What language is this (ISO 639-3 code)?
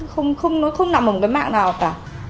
vie